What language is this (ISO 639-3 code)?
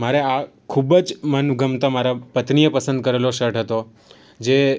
guj